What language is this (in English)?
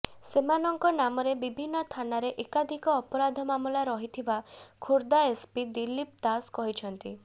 Odia